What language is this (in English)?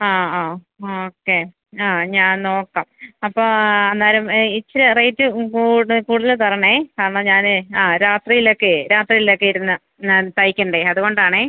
Malayalam